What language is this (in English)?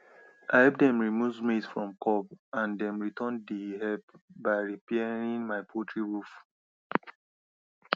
Nigerian Pidgin